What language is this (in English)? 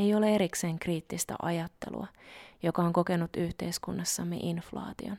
Finnish